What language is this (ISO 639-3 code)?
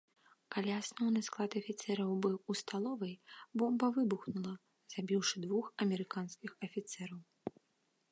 bel